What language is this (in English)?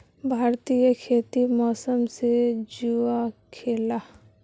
Magahi